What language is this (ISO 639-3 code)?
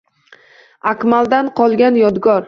uzb